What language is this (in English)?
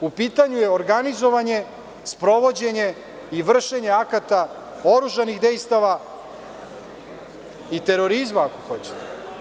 Serbian